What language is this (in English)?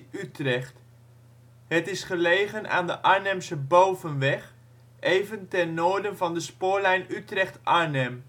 Dutch